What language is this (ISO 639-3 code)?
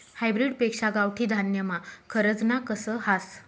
mar